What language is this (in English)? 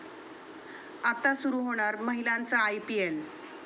Marathi